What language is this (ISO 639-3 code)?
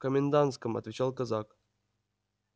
rus